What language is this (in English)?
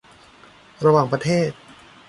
Thai